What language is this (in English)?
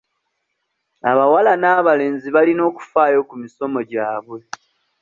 Ganda